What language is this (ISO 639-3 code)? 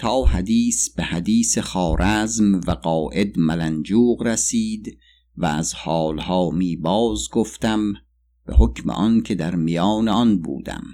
fas